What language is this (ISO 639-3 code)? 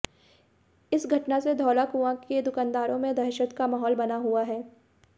hin